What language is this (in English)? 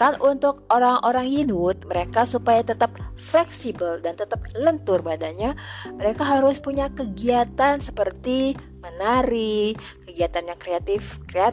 Indonesian